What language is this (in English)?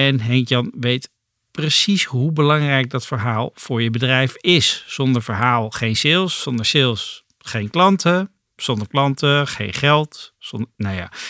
Dutch